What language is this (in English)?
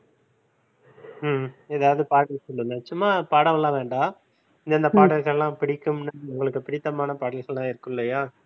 Tamil